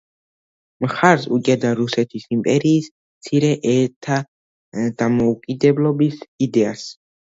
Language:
Georgian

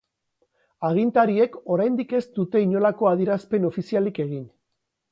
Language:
Basque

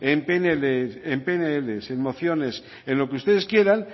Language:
Spanish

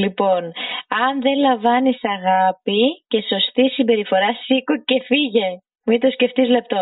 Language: Greek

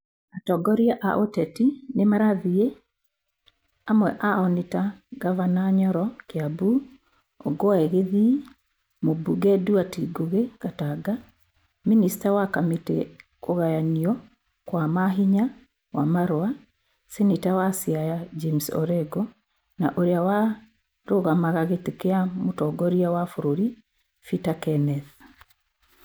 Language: Kikuyu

